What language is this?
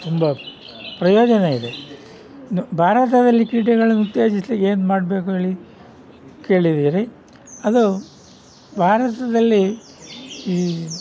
Kannada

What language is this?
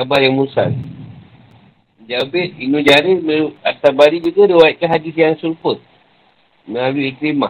Malay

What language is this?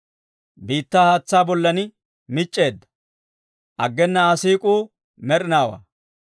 Dawro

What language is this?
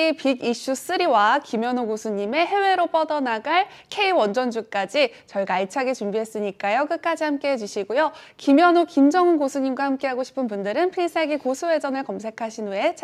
Korean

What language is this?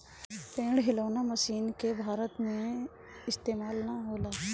Bhojpuri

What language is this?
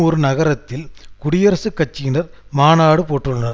Tamil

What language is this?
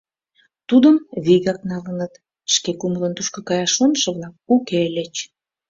Mari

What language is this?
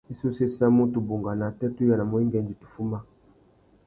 Tuki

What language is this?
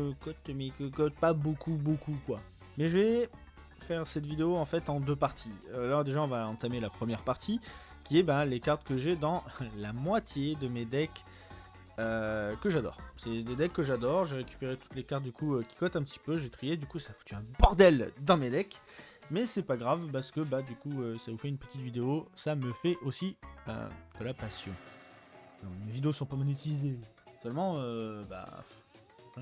French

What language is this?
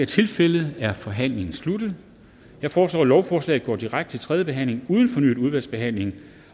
Danish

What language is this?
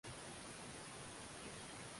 Swahili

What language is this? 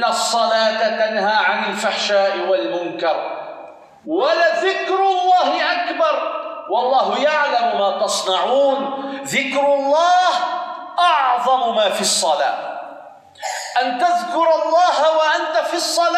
Arabic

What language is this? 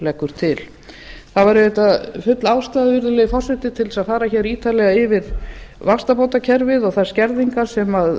Icelandic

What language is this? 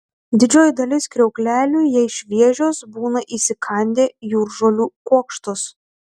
Lithuanian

